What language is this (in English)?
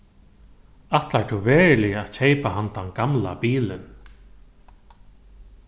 Faroese